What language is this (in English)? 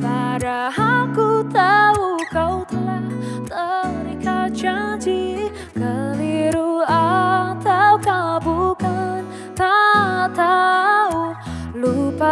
Indonesian